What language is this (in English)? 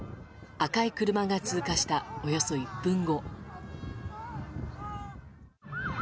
Japanese